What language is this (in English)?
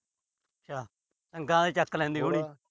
Punjabi